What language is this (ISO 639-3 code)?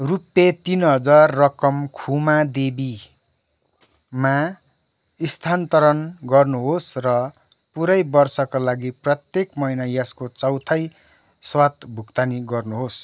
nep